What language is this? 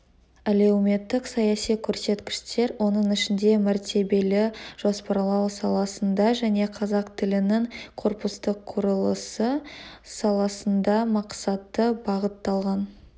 Kazakh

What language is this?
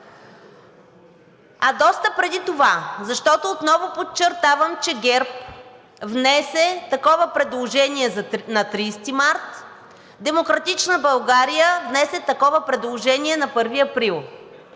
Bulgarian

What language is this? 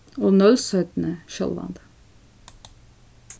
Faroese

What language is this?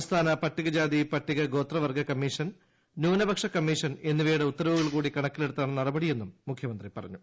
Malayalam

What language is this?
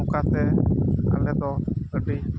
Santali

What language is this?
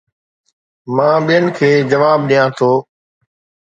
Sindhi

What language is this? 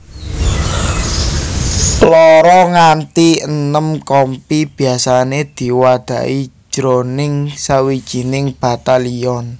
Javanese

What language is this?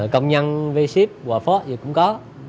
Vietnamese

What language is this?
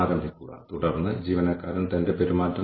Malayalam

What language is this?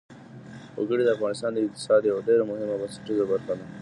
Pashto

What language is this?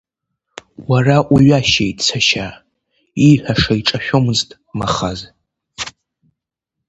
Abkhazian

